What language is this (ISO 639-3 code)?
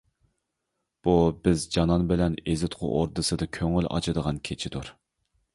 uig